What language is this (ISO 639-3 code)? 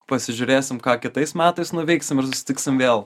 lit